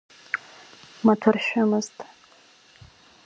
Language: Abkhazian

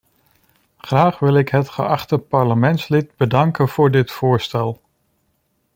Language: Dutch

